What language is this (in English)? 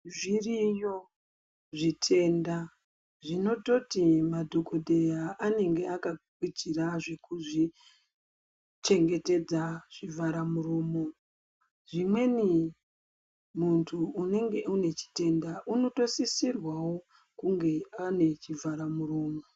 Ndau